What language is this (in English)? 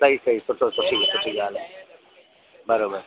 Sindhi